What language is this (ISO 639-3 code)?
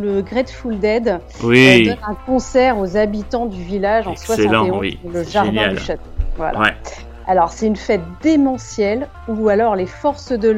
fra